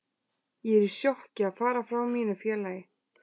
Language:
Icelandic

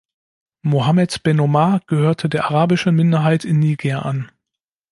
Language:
German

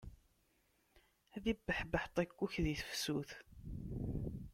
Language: Kabyle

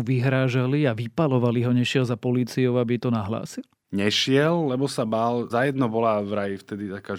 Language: Slovak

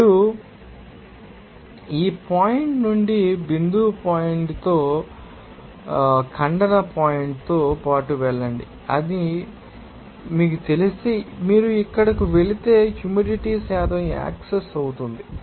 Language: Telugu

